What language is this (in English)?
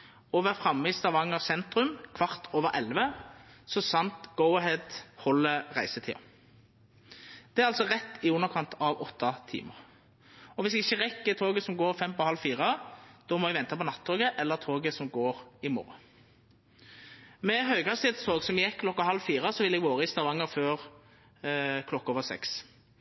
Norwegian Nynorsk